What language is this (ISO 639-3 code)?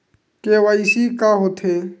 hne